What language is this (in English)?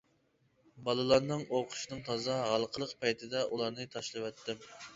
Uyghur